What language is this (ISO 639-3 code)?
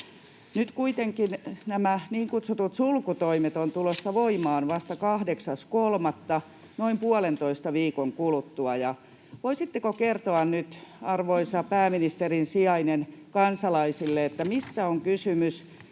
fin